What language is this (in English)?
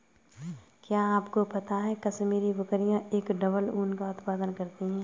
Hindi